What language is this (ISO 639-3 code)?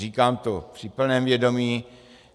ces